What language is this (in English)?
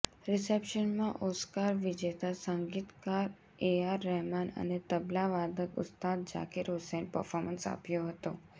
Gujarati